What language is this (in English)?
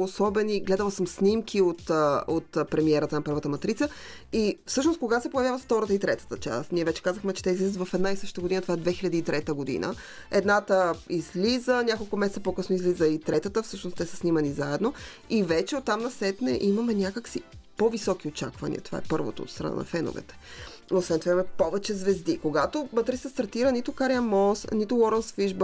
Bulgarian